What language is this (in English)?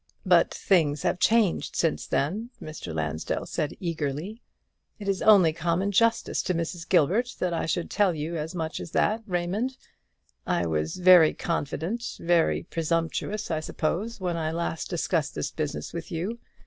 English